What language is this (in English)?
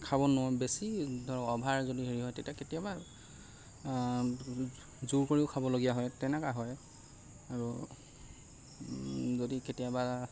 Assamese